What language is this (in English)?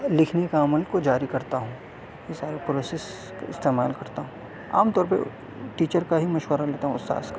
Urdu